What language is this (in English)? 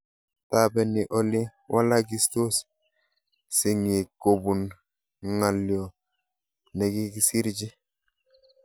Kalenjin